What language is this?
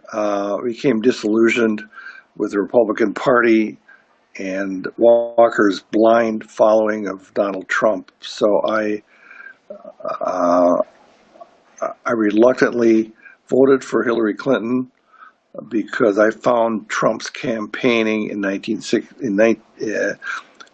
English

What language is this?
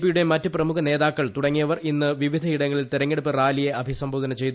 Malayalam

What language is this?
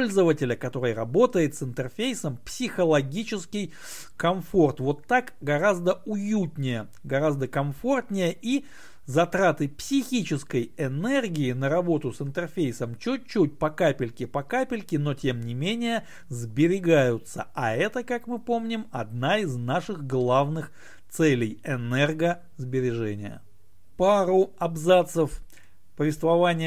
Russian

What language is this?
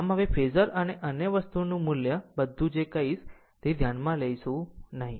Gujarati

